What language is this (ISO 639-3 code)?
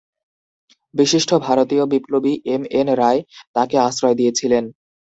ben